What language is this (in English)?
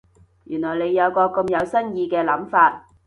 Cantonese